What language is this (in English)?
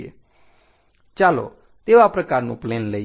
Gujarati